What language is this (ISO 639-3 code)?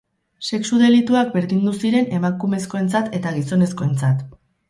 eus